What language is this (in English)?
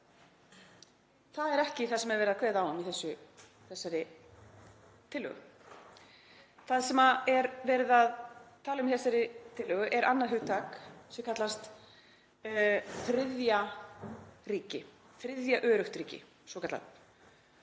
Icelandic